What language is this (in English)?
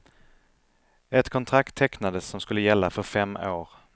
Swedish